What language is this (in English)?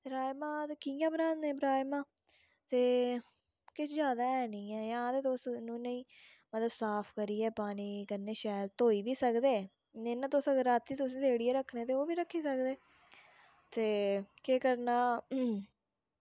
Dogri